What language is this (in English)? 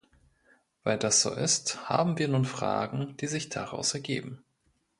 German